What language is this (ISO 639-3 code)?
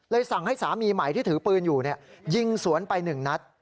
tha